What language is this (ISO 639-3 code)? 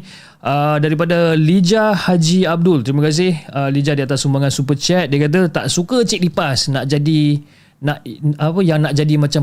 msa